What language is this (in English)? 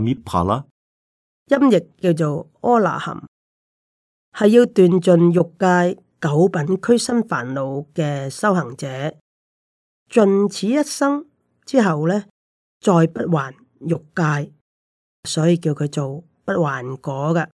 Chinese